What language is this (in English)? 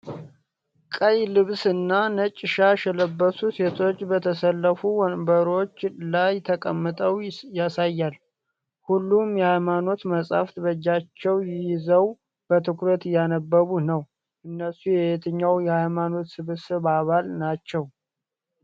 Amharic